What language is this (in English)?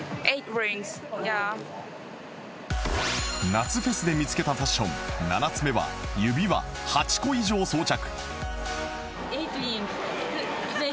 Japanese